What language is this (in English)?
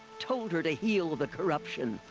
English